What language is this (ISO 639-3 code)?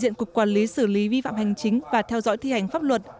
vie